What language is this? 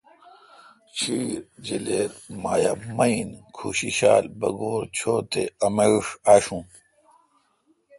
Kalkoti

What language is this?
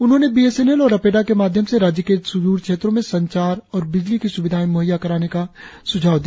Hindi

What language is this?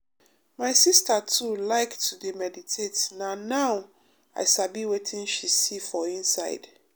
Nigerian Pidgin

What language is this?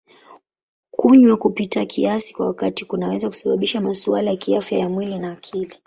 Swahili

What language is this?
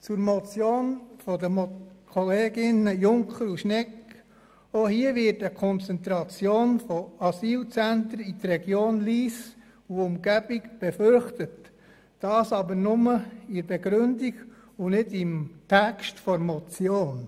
Swiss German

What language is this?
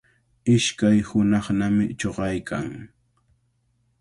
Cajatambo North Lima Quechua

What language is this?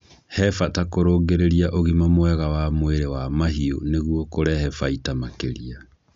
Kikuyu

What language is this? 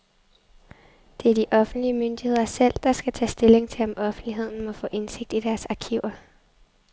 Danish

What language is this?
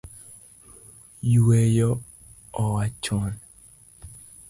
Luo (Kenya and Tanzania)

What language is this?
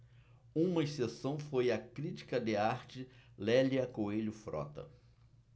Portuguese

